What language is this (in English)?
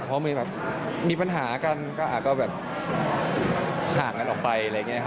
Thai